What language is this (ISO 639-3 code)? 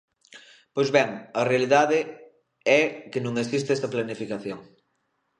glg